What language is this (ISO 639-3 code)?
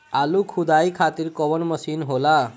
bho